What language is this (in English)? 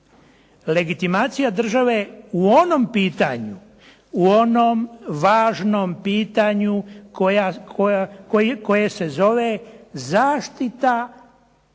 Croatian